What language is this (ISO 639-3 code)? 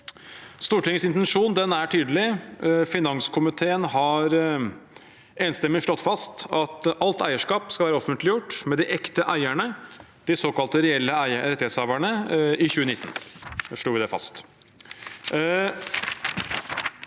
nor